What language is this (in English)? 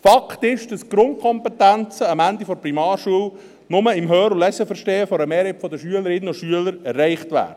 Swiss German